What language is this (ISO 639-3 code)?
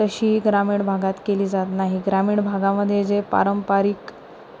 mar